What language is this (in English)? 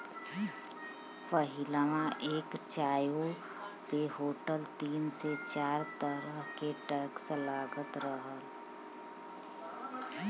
Bhojpuri